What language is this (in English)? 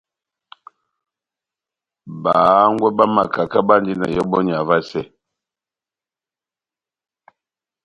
Batanga